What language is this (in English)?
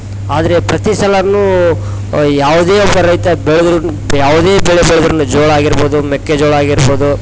Kannada